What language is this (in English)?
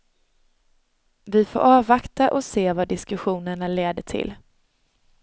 Swedish